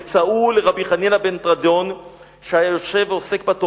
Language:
Hebrew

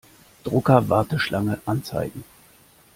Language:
German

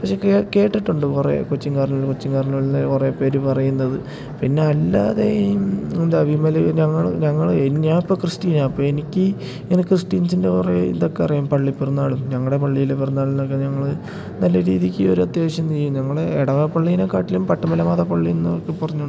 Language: Malayalam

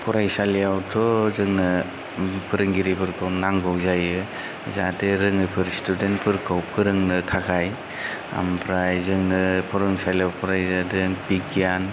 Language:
Bodo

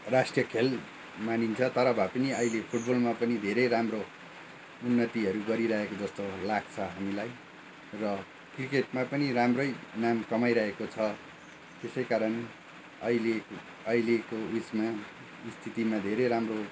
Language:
Nepali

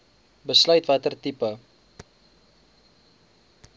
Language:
Afrikaans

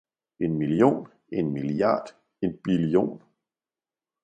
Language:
Danish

